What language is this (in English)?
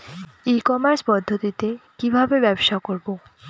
Bangla